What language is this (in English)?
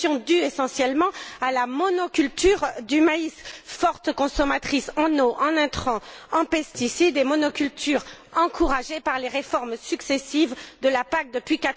French